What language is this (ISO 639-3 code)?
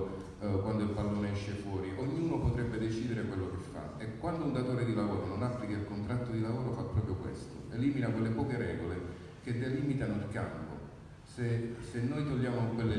ita